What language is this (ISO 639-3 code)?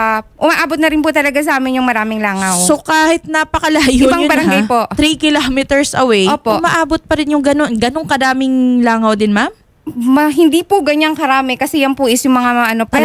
fil